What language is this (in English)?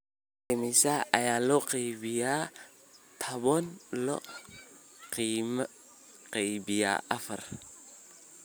Somali